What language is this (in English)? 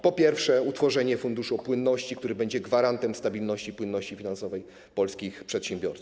Polish